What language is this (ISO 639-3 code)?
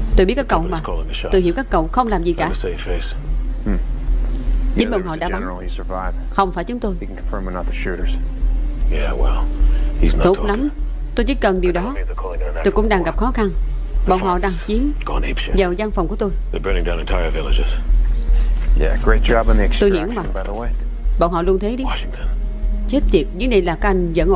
vie